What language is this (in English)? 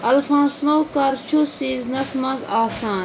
Kashmiri